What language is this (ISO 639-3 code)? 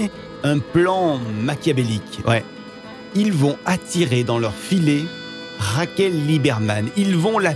fra